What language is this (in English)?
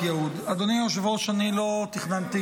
Hebrew